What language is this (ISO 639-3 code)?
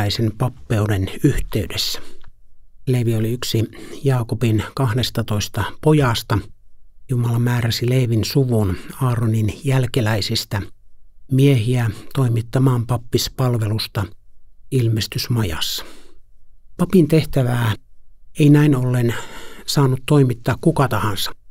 fin